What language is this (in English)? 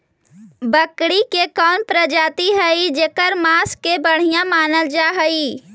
Magahi